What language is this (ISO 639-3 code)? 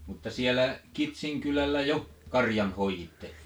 fin